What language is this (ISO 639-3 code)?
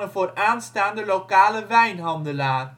nld